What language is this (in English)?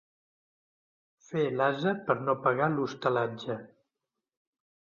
Catalan